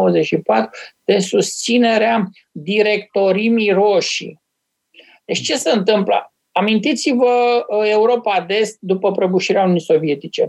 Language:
Romanian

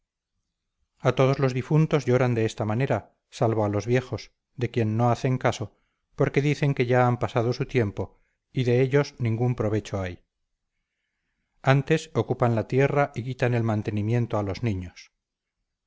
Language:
Spanish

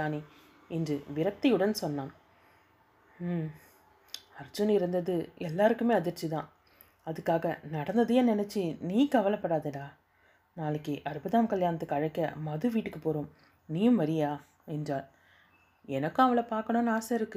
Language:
Tamil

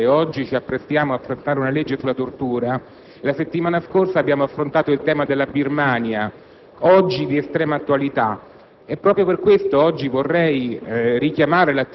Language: Italian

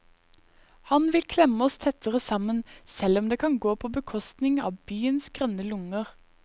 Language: Norwegian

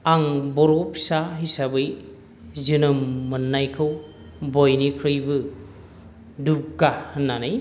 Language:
Bodo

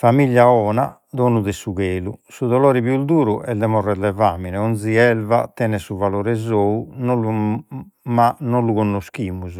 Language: Sardinian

